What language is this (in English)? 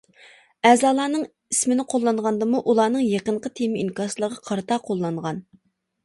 Uyghur